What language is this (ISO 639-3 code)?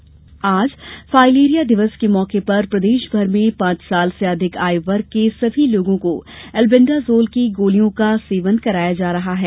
hin